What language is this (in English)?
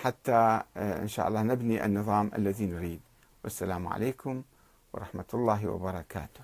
Arabic